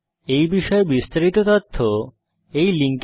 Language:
Bangla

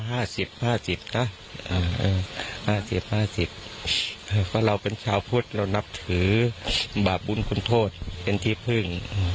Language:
Thai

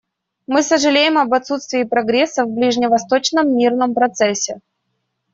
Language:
Russian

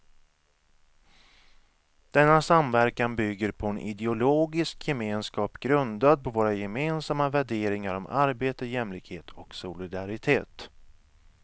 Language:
Swedish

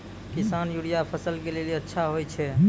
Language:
Maithili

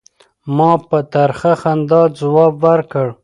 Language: Pashto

